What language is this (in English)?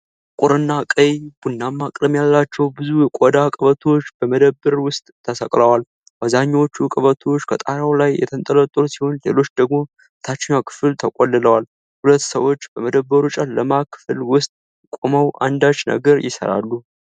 Amharic